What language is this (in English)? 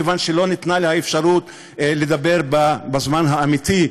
Hebrew